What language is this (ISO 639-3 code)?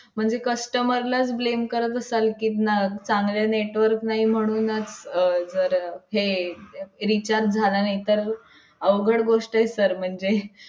mar